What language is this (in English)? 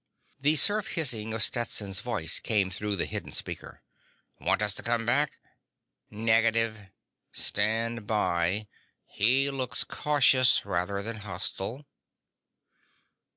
English